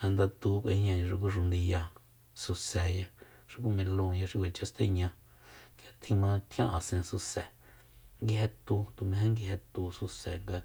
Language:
Soyaltepec Mazatec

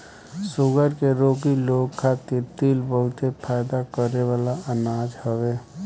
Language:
Bhojpuri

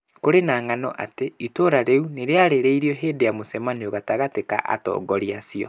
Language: Kikuyu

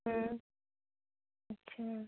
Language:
Hindi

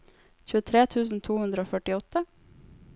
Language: Norwegian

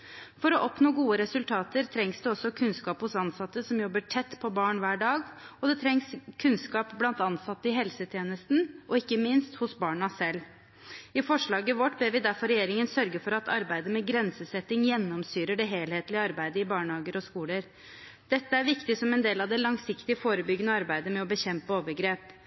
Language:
Norwegian Bokmål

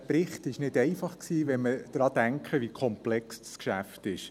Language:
Swiss German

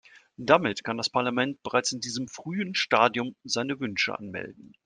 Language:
German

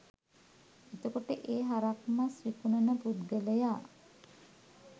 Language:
Sinhala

